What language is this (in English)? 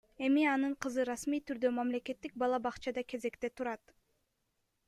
Kyrgyz